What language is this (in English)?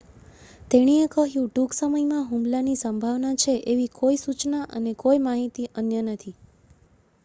Gujarati